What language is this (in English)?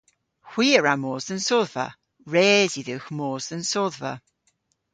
Cornish